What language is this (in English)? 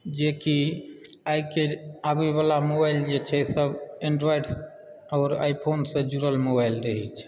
Maithili